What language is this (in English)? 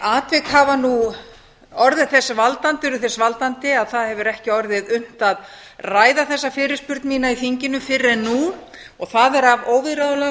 Icelandic